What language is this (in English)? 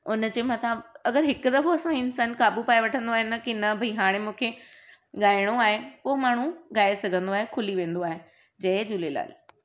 Sindhi